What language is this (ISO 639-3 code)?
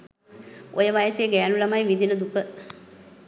sin